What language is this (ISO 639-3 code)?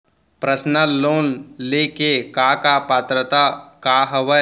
hne